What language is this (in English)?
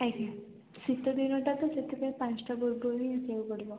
Odia